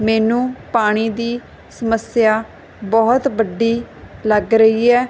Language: Punjabi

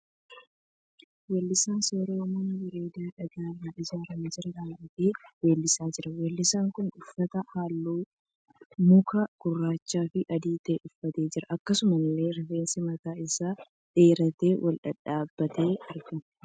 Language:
Oromo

